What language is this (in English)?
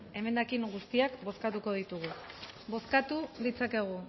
Basque